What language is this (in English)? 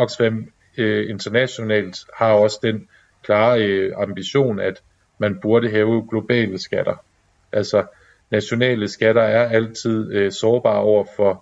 Danish